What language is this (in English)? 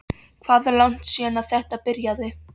Icelandic